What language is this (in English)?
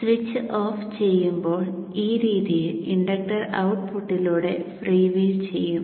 Malayalam